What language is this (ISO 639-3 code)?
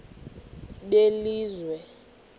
xho